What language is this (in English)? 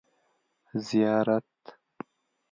Pashto